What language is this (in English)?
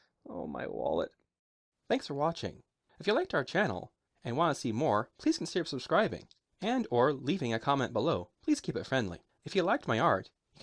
English